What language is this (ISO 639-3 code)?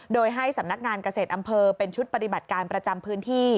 tha